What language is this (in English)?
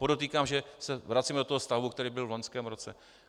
Czech